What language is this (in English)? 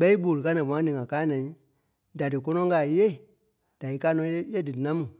Kpelle